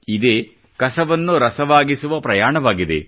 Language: Kannada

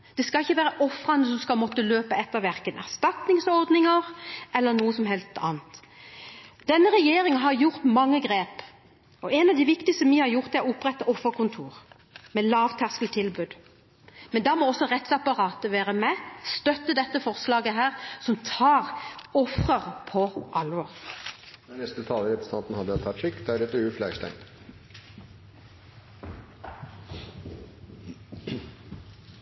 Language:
Norwegian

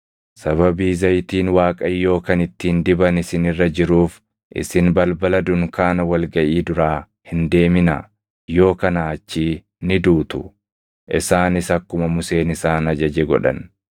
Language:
Oromo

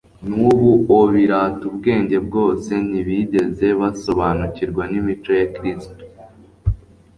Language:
Kinyarwanda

